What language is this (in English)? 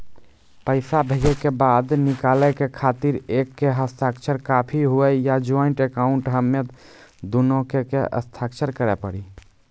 Maithili